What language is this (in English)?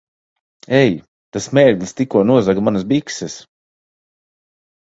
Latvian